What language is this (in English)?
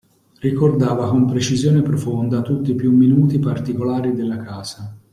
Italian